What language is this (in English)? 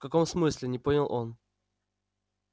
Russian